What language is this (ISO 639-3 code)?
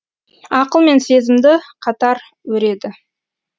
kaz